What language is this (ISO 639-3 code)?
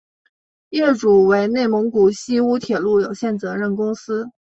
zho